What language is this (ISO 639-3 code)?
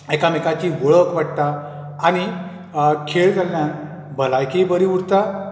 kok